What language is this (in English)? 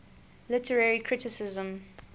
English